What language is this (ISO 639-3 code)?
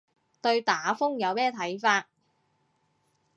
yue